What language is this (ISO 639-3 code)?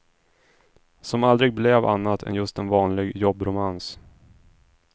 swe